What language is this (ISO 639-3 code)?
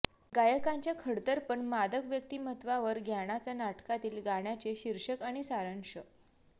mar